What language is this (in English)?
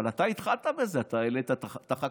Hebrew